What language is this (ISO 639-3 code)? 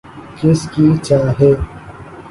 urd